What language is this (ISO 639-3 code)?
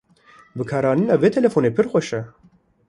kur